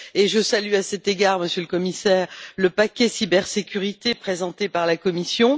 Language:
French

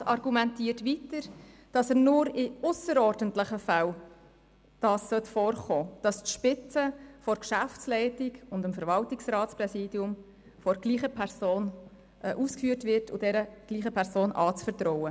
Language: Swiss German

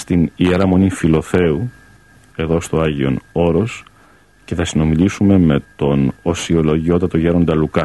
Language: Greek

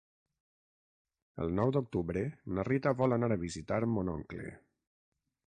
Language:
Catalan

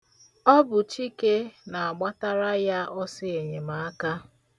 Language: Igbo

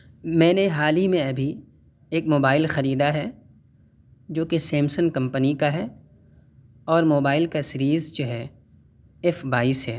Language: Urdu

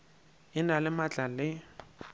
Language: Northern Sotho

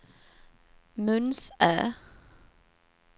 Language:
Swedish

